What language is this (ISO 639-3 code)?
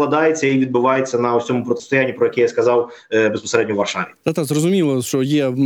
ukr